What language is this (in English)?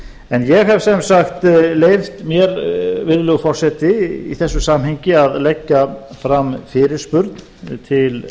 Icelandic